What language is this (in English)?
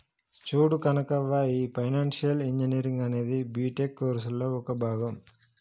Telugu